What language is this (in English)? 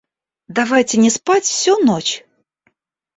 Russian